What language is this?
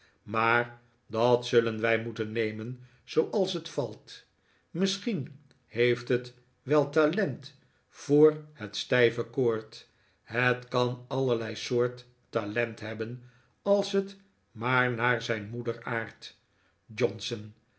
Dutch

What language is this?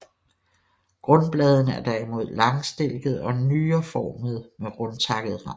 Danish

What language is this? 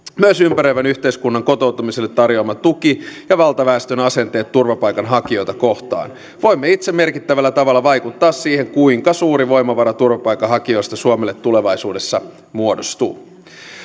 Finnish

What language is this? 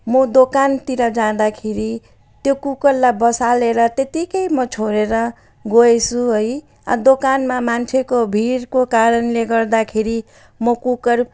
Nepali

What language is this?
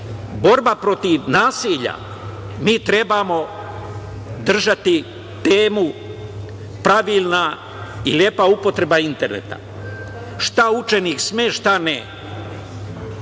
Serbian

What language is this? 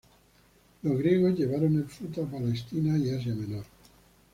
Spanish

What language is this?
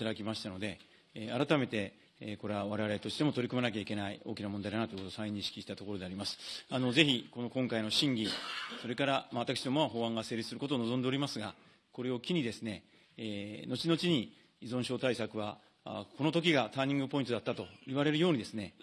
Japanese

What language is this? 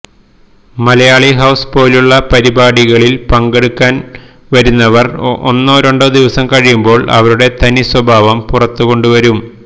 Malayalam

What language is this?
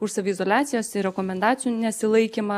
Lithuanian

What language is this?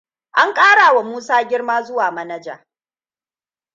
Hausa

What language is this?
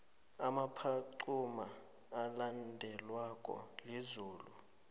South Ndebele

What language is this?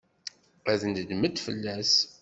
Kabyle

